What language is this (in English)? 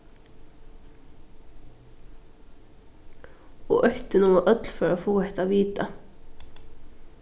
Faroese